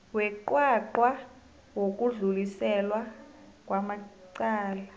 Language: South Ndebele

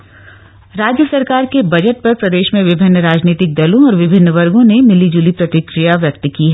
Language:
Hindi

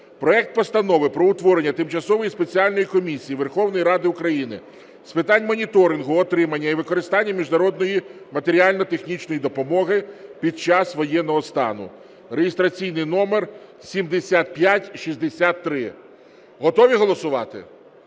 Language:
Ukrainian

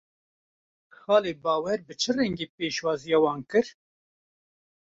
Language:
Kurdish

